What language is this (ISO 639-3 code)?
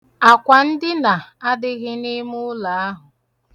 ibo